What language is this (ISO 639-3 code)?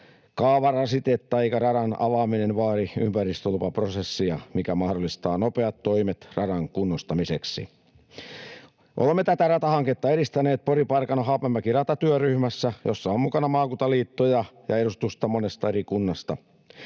fin